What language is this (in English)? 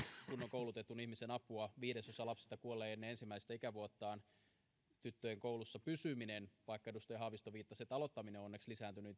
Finnish